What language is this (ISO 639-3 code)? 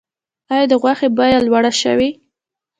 pus